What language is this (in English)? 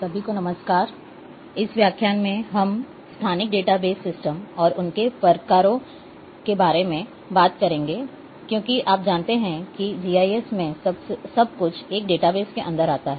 Hindi